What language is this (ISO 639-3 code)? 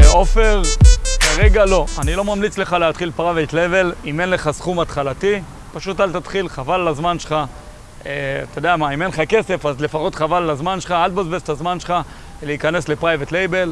heb